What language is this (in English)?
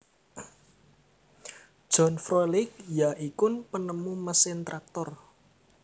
Javanese